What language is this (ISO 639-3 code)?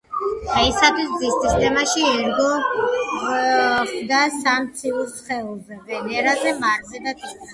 kat